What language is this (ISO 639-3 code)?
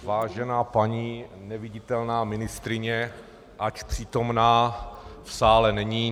ces